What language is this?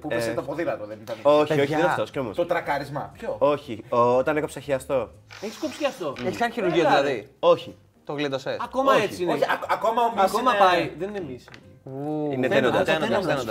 Greek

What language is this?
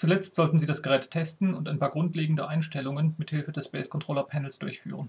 German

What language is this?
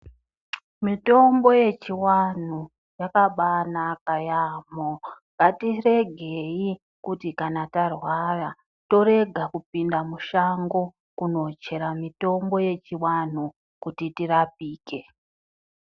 Ndau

